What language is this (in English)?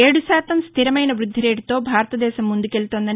Telugu